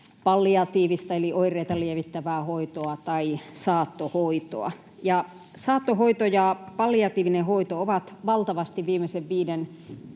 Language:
Finnish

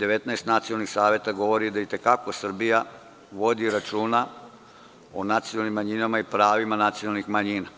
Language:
Serbian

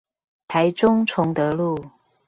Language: Chinese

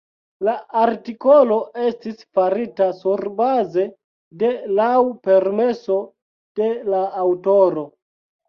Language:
Esperanto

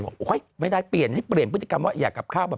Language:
Thai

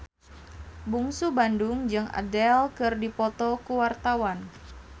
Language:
Sundanese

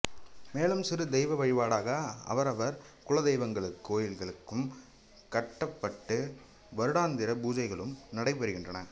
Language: Tamil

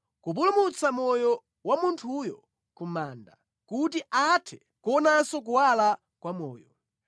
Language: Nyanja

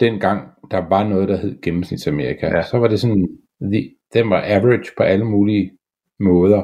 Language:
Danish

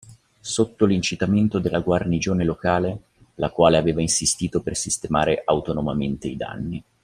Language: Italian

